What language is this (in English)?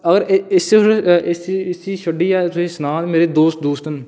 Dogri